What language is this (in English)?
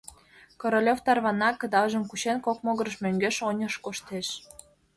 Mari